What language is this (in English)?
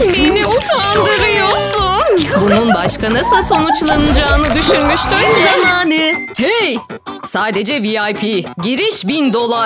Turkish